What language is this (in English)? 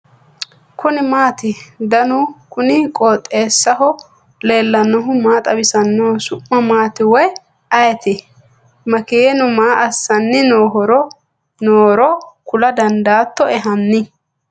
Sidamo